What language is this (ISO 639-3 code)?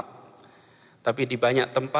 ind